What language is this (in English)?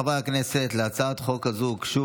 Hebrew